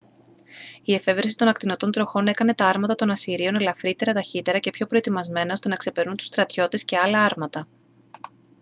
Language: Greek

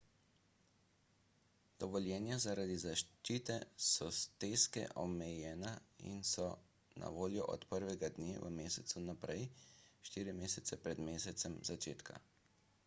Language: Slovenian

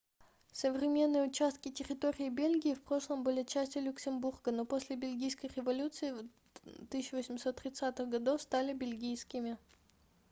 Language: Russian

